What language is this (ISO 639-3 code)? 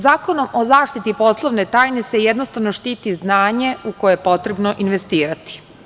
srp